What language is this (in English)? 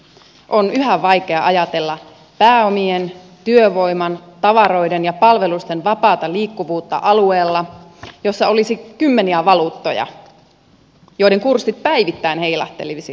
Finnish